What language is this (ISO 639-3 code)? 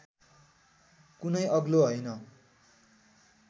nep